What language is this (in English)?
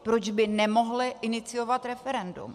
Czech